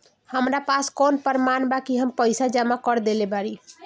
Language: Bhojpuri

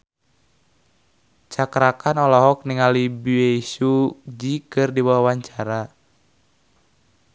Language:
Sundanese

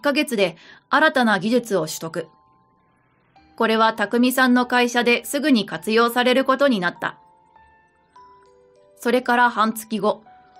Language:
Japanese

